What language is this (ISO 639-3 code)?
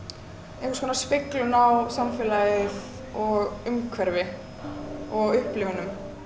isl